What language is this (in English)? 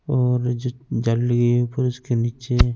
Hindi